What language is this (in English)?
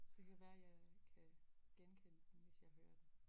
Danish